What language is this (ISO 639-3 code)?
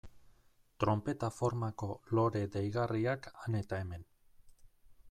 eus